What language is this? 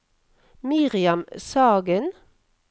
Norwegian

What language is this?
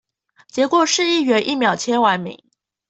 Chinese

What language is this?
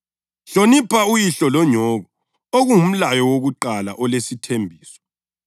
North Ndebele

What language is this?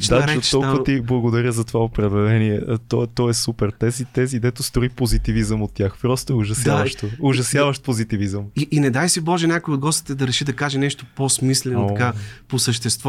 Bulgarian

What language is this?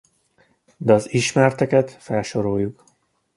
Hungarian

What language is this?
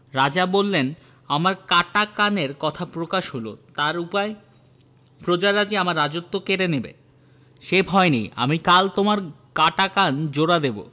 Bangla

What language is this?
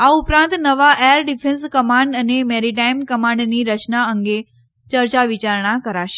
Gujarati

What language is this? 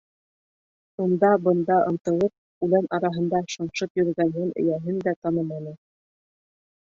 Bashkir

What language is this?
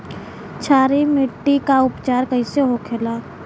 Bhojpuri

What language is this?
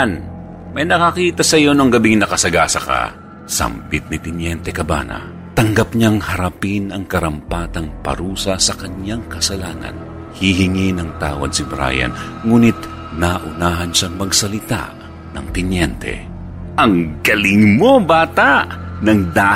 Filipino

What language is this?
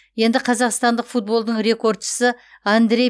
Kazakh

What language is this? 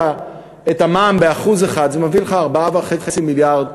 Hebrew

